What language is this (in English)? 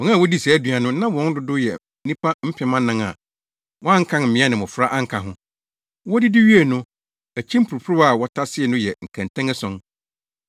Akan